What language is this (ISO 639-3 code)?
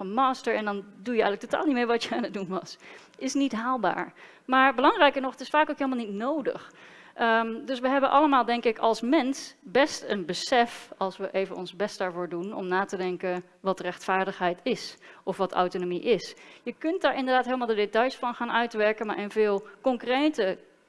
nld